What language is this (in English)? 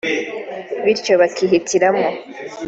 Kinyarwanda